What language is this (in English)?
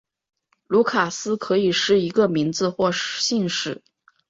Chinese